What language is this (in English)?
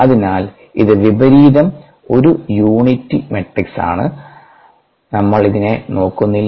Malayalam